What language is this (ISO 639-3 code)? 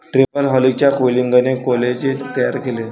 mar